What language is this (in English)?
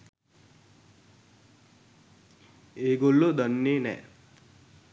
Sinhala